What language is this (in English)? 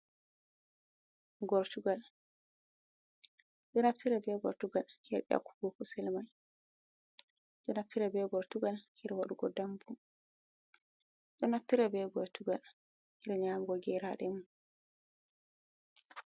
Fula